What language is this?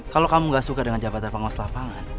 Indonesian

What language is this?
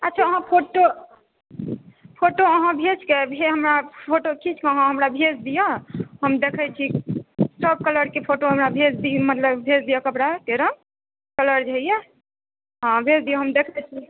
Maithili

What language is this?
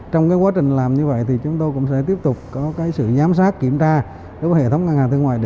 Vietnamese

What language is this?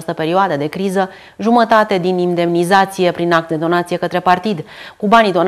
Romanian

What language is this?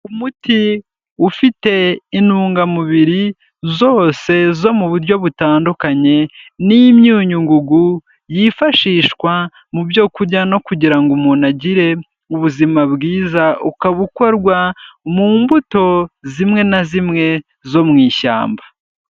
Kinyarwanda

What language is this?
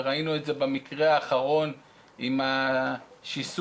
Hebrew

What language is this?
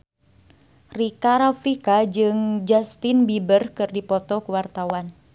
Sundanese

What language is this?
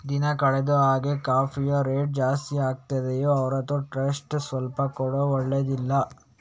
Kannada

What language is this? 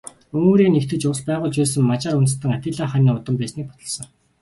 Mongolian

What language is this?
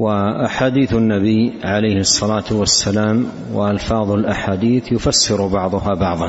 Arabic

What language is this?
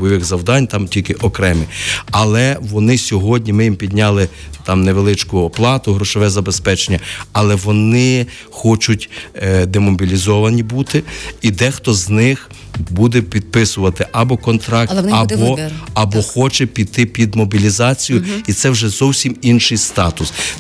Ukrainian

